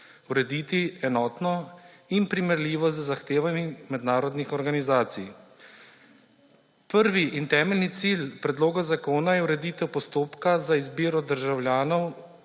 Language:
Slovenian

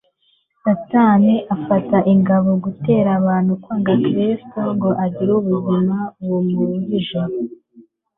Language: Kinyarwanda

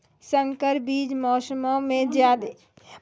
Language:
Maithili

